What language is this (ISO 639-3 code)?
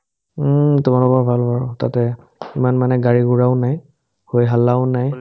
asm